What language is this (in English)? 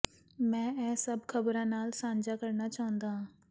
Punjabi